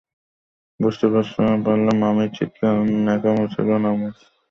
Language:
Bangla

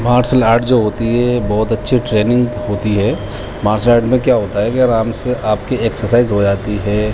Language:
Urdu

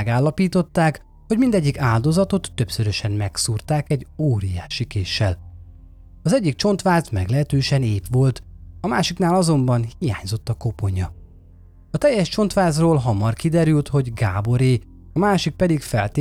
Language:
Hungarian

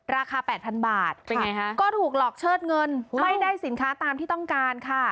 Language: Thai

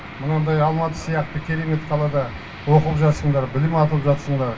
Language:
Kazakh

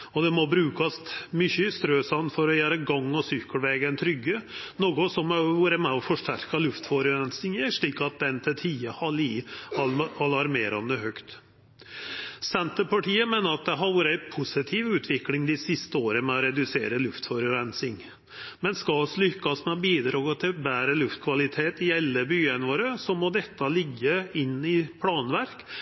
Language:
Norwegian Nynorsk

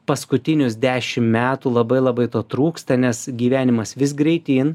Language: Lithuanian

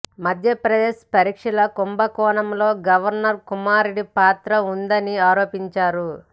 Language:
Telugu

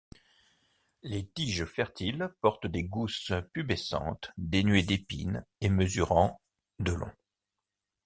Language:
French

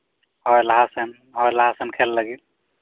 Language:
Santali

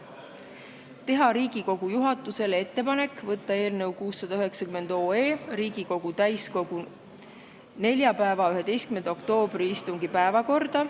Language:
Estonian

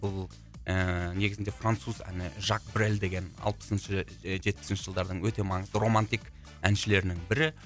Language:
Kazakh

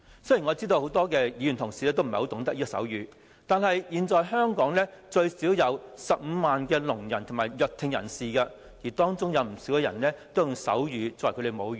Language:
Cantonese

